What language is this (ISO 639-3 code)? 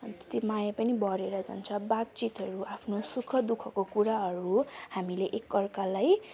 nep